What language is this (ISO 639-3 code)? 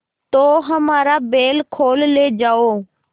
hin